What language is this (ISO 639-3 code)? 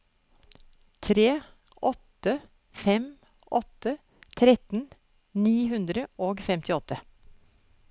nor